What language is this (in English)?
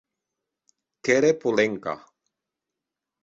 Occitan